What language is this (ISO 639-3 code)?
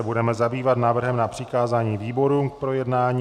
ces